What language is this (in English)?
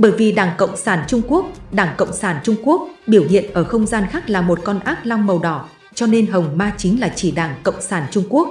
Vietnamese